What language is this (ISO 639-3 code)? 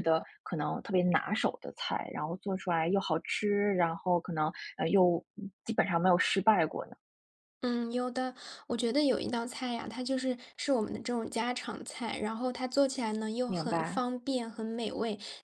zho